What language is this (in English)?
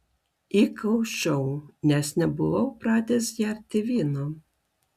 Lithuanian